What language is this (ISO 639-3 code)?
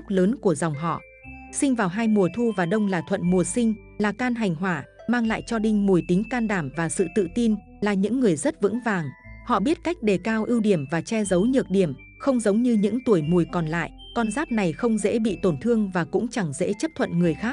vie